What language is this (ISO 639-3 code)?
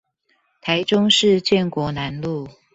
zho